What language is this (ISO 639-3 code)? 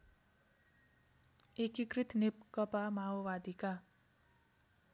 nep